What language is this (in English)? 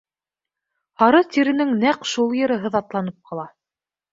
Bashkir